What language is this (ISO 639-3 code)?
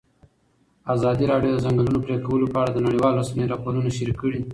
pus